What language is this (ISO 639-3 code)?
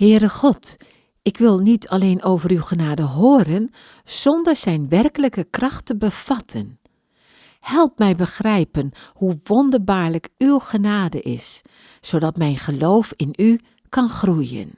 nld